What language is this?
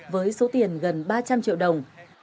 Vietnamese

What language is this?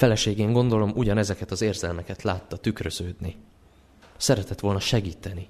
Hungarian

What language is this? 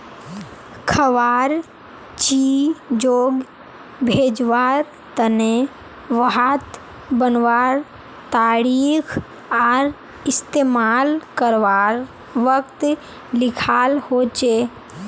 Magahi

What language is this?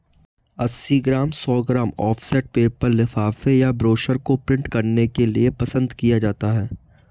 Hindi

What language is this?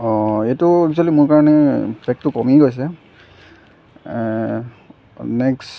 Assamese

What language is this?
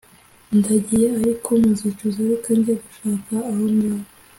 Kinyarwanda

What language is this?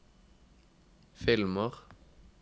Norwegian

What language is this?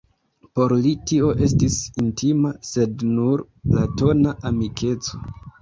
Esperanto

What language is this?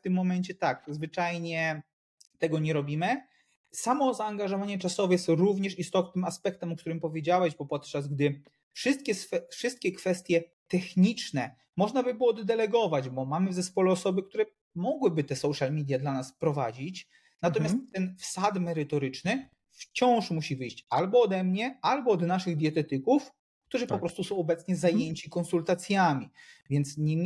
Polish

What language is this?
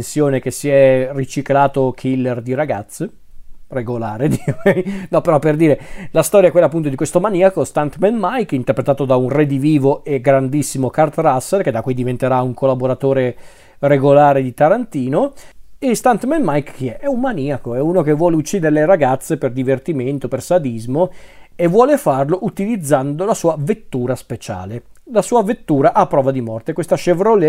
Italian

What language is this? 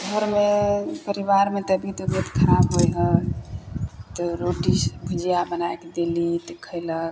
Maithili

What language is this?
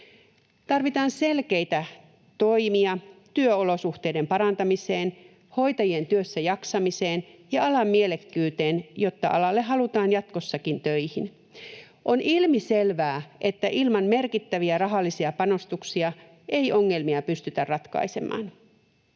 Finnish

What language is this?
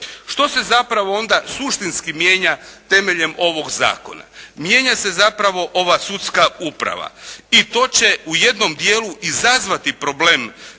Croatian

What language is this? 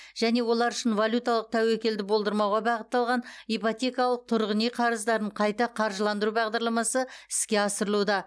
Kazakh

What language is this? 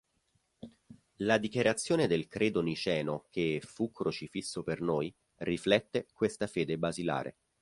Italian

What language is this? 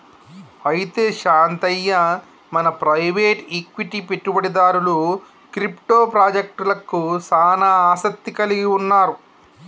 Telugu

